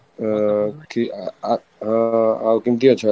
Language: Odia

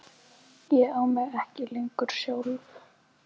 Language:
Icelandic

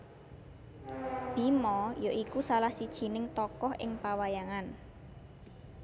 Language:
Javanese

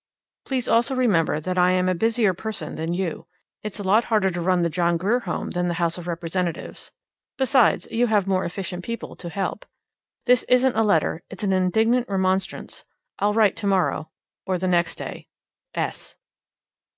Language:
English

